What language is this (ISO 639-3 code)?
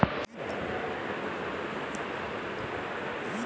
hin